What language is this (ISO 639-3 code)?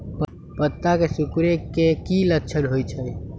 mag